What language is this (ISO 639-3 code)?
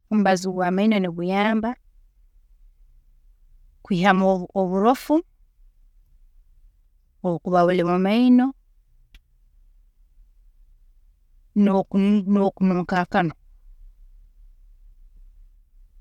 ttj